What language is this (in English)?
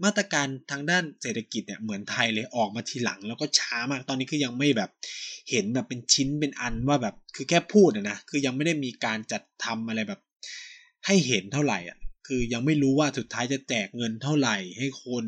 Thai